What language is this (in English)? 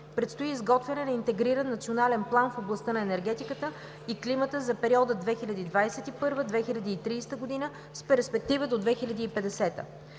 Bulgarian